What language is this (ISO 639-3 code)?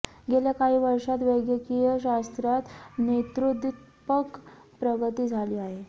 mar